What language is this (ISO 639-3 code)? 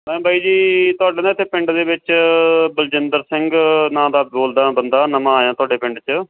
pan